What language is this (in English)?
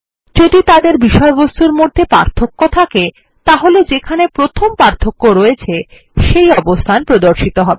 Bangla